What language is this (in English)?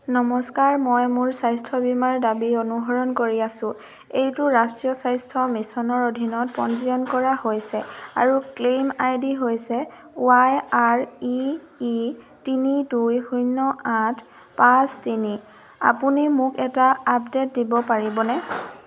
Assamese